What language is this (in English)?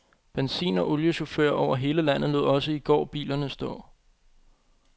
Danish